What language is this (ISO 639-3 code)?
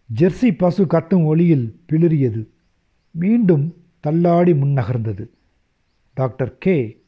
tam